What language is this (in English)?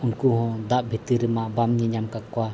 Santali